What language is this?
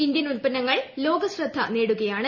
Malayalam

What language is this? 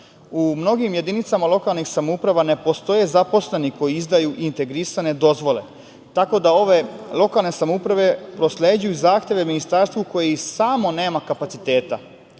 Serbian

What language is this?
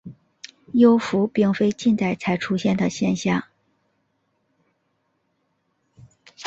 Chinese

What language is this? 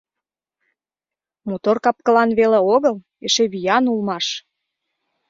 Mari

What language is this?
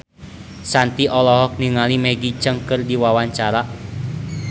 Sundanese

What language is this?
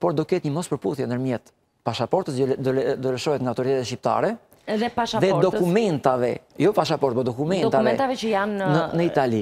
Romanian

